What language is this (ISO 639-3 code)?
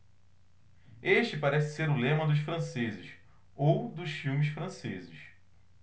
por